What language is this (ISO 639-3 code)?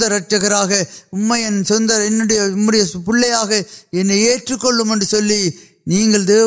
urd